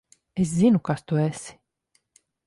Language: Latvian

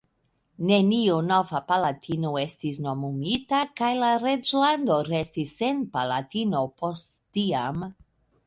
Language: Esperanto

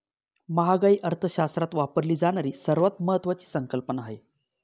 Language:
Marathi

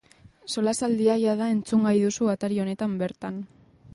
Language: Basque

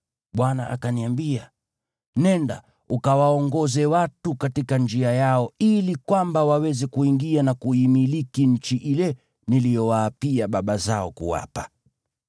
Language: Swahili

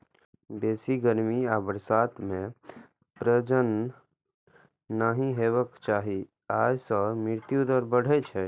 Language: Maithili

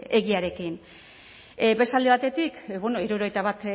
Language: Basque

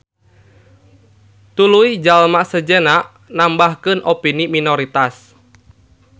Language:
Sundanese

